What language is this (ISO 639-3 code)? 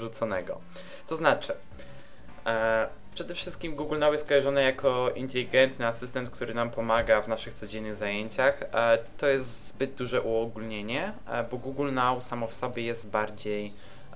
pol